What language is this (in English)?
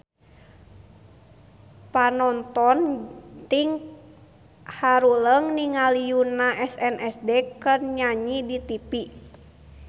Sundanese